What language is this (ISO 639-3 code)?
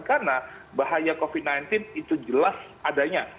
ind